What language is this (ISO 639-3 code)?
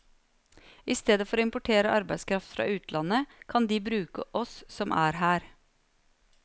nor